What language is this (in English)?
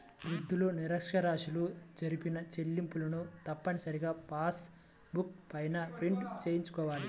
Telugu